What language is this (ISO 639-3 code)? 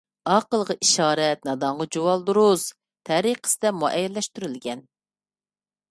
uig